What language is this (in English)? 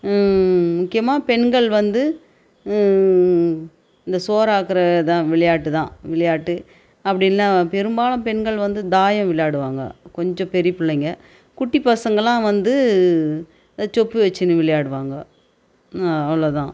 Tamil